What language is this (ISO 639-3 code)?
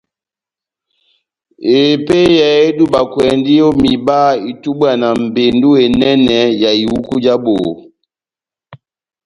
bnm